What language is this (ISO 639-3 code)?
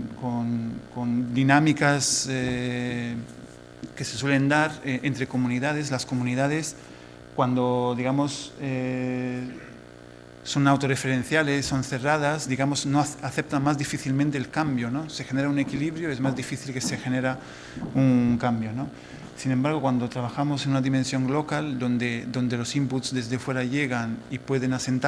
spa